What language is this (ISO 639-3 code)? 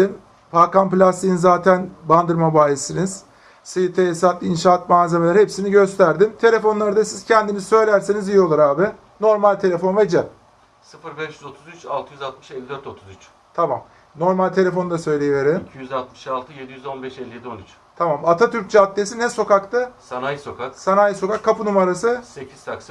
tur